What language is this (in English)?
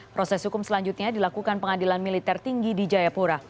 Indonesian